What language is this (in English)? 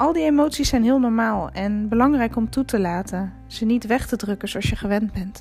Dutch